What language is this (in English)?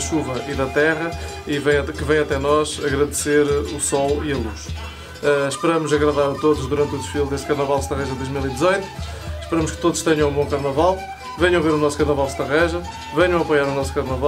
Portuguese